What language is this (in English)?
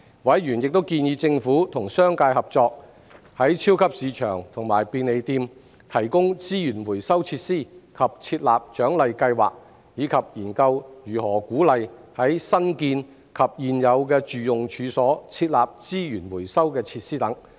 Cantonese